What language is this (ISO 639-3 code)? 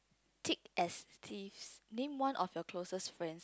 eng